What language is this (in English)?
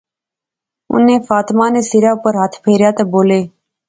Pahari-Potwari